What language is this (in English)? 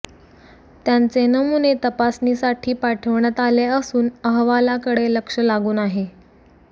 Marathi